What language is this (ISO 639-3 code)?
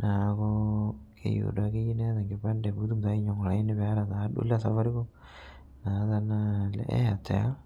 mas